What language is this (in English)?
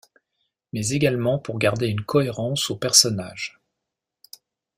French